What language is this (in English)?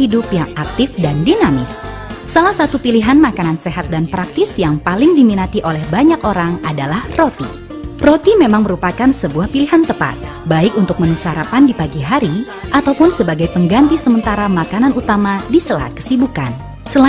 Indonesian